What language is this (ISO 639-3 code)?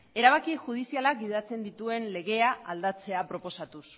eus